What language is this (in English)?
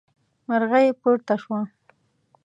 Pashto